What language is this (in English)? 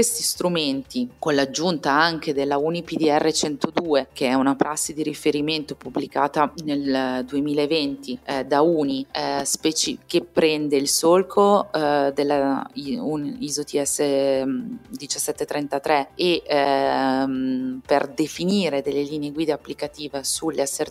Italian